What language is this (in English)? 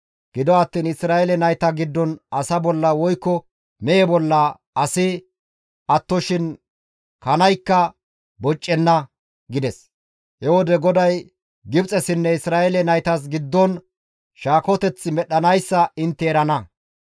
Gamo